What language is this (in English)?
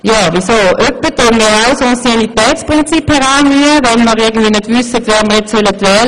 Swiss German